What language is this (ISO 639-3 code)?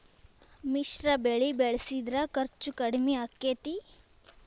kan